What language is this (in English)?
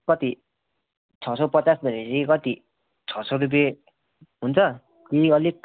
Nepali